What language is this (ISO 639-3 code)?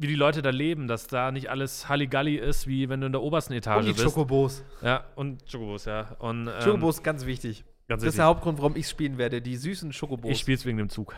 deu